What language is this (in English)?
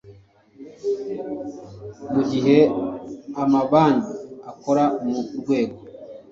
Kinyarwanda